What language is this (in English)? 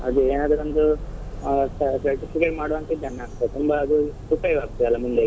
Kannada